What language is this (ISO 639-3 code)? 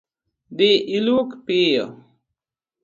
luo